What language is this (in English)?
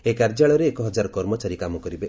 Odia